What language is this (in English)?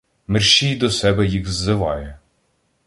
Ukrainian